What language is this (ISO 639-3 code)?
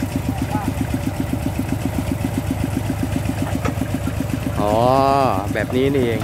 tha